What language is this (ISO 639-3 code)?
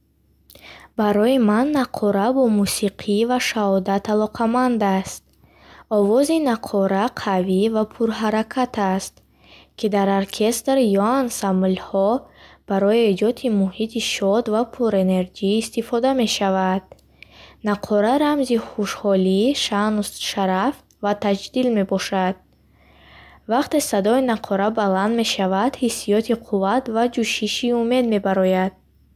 bhh